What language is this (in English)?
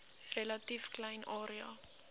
Afrikaans